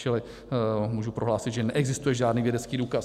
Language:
Czech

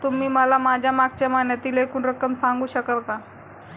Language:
Marathi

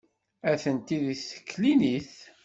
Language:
Kabyle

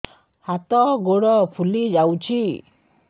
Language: Odia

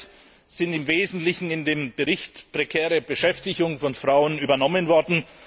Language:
German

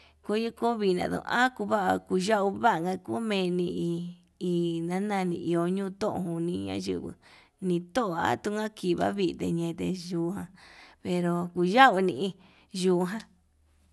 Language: Yutanduchi Mixtec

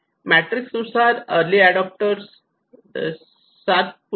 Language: Marathi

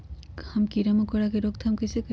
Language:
Magahi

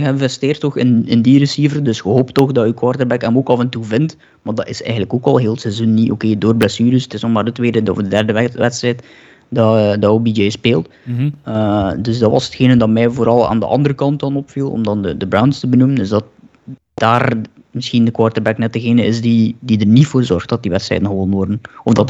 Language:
Dutch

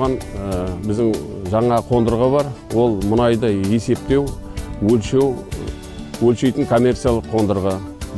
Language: Turkish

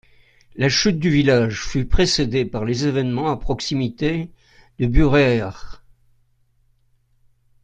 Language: French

